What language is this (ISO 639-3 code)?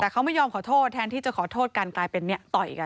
tha